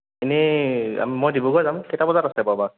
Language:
Assamese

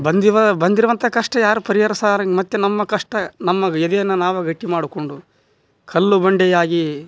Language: Kannada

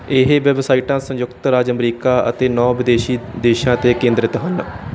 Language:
Punjabi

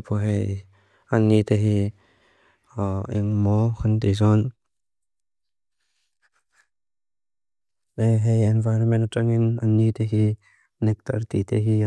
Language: Mizo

